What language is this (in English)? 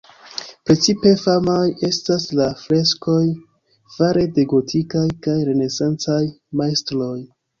Esperanto